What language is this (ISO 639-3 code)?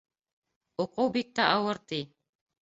bak